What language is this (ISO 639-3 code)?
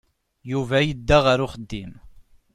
kab